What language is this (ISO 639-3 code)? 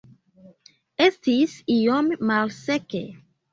epo